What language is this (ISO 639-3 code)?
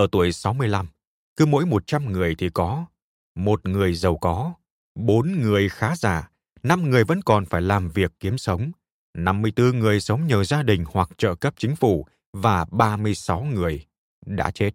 vie